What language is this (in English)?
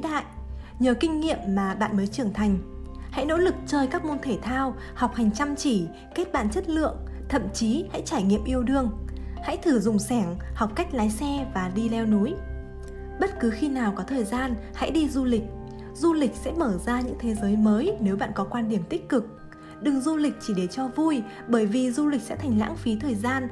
Vietnamese